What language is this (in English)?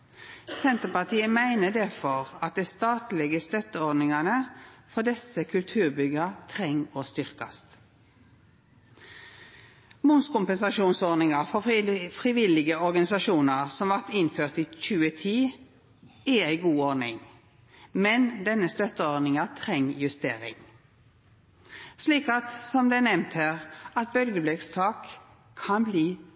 Norwegian Nynorsk